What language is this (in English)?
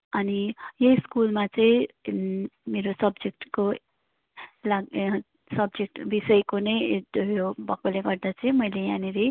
Nepali